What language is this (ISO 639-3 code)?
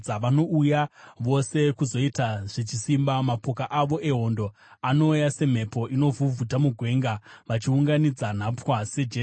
sna